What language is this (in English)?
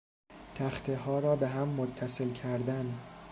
Persian